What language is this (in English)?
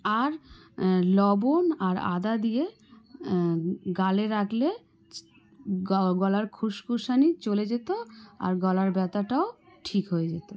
Bangla